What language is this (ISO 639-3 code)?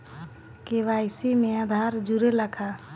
bho